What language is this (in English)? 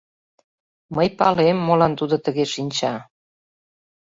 Mari